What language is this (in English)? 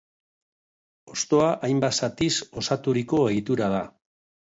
Basque